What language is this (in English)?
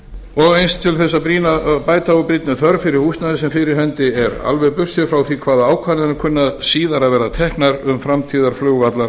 Icelandic